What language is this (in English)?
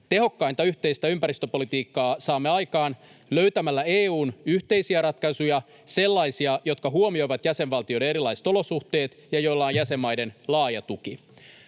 Finnish